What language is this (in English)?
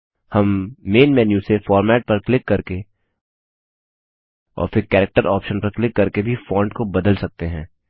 Hindi